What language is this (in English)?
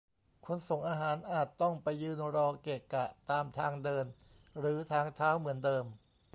Thai